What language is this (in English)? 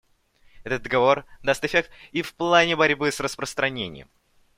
Russian